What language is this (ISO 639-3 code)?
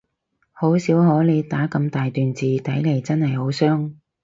yue